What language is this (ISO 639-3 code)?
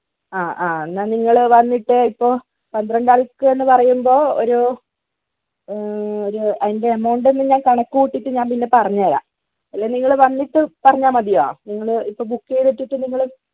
mal